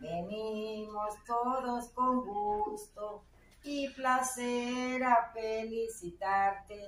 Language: Spanish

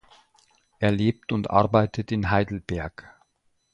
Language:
German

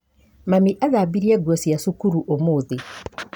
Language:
Kikuyu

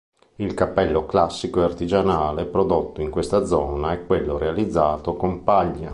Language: Italian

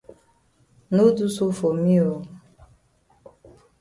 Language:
Cameroon Pidgin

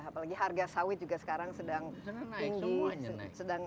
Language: Indonesian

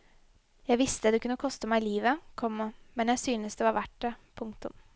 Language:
Norwegian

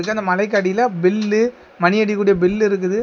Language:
Tamil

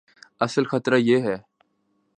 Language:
Urdu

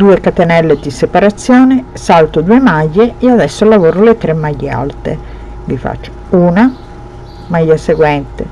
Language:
Italian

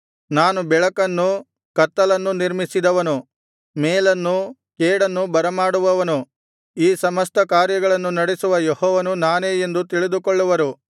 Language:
Kannada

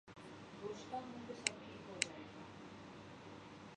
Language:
Urdu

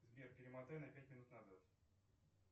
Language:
Russian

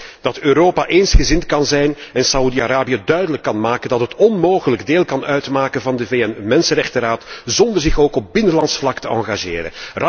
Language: Dutch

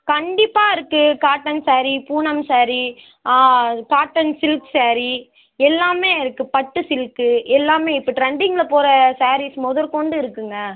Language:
Tamil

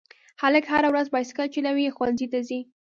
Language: Pashto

